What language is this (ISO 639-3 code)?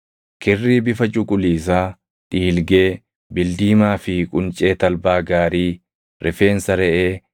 orm